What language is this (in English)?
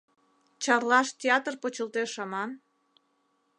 Mari